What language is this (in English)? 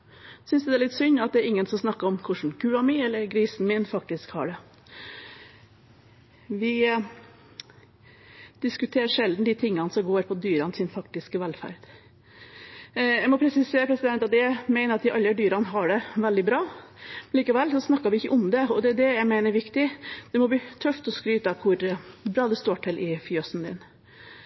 Norwegian Bokmål